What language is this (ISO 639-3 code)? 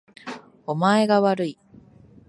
jpn